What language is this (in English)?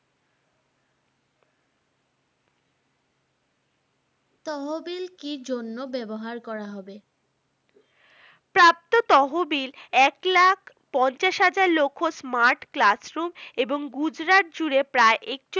Bangla